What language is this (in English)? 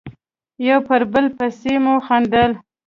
Pashto